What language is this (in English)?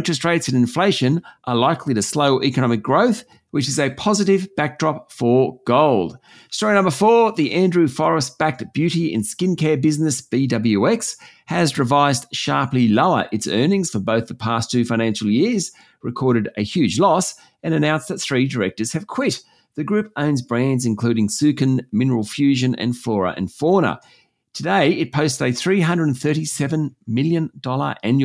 English